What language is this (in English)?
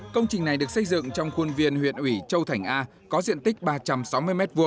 Vietnamese